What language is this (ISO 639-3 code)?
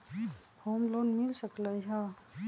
mag